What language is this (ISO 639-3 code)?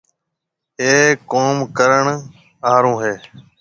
mve